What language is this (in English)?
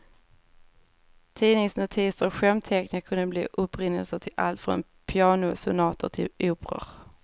Swedish